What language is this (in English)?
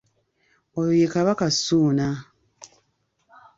Ganda